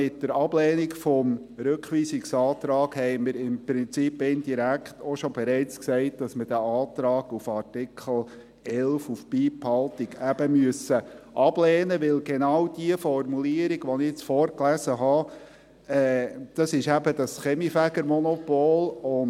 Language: Swiss German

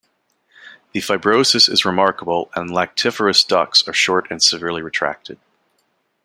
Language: English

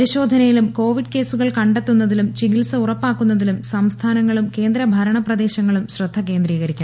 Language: Malayalam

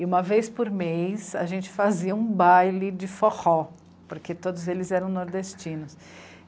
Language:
Portuguese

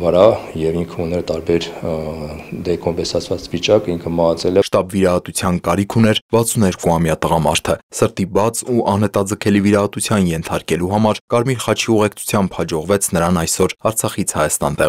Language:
Romanian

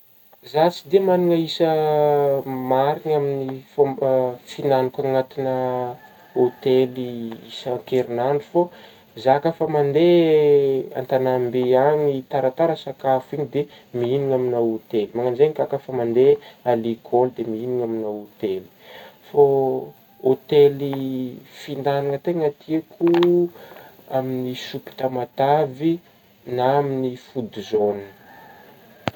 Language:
Northern Betsimisaraka Malagasy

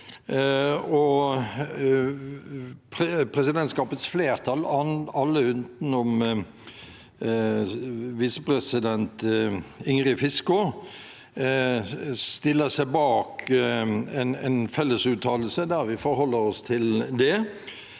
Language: Norwegian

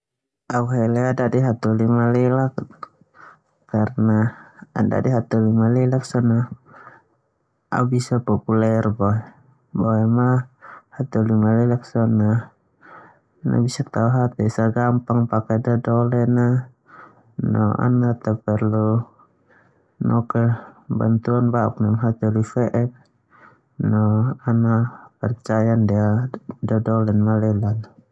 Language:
Termanu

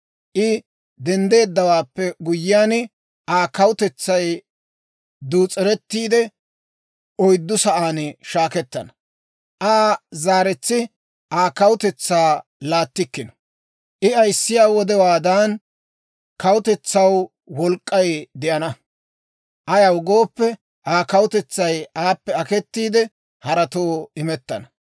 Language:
Dawro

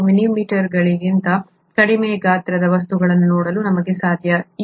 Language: Kannada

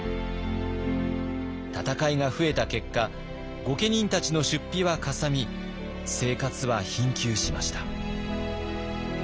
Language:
Japanese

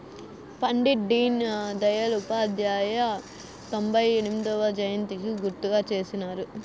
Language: Telugu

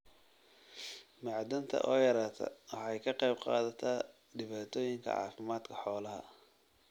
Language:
Somali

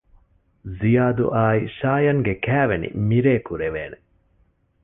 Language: Divehi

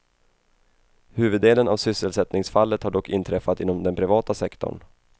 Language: Swedish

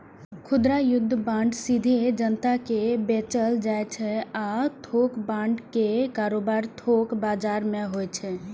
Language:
Maithili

